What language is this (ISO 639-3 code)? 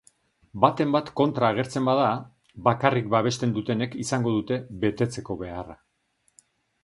eus